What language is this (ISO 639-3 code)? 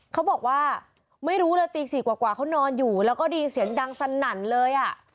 tha